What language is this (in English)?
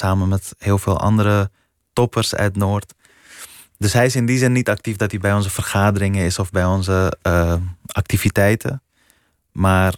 Dutch